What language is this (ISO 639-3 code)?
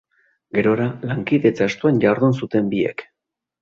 eus